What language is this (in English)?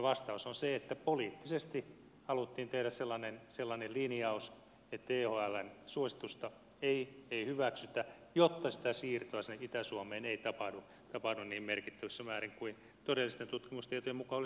Finnish